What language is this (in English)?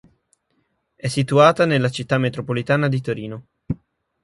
Italian